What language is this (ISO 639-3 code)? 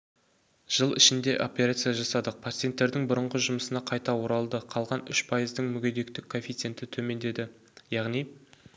kaz